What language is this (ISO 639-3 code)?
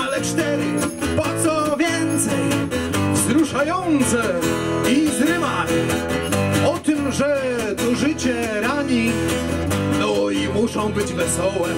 pol